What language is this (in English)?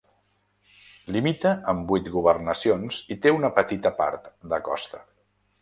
Catalan